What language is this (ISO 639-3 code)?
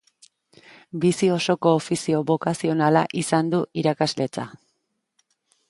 eus